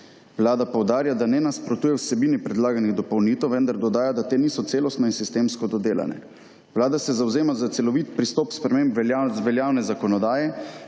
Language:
Slovenian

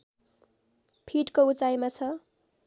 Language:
Nepali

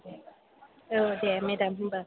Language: Bodo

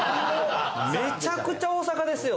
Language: Japanese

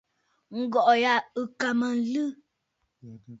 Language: Bafut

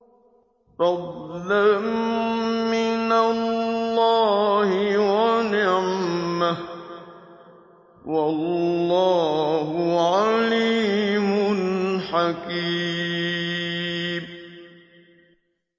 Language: Arabic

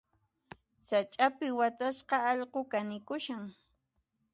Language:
Puno Quechua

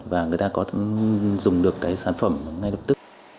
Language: Vietnamese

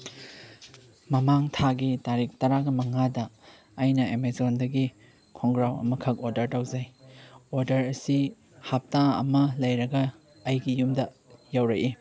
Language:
Manipuri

